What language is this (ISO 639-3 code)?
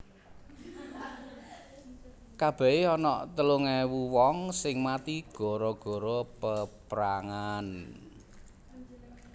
jav